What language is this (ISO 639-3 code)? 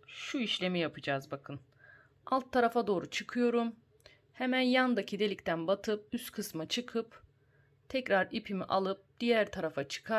tur